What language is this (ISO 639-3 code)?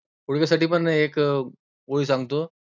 mar